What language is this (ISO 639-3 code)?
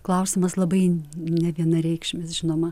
lit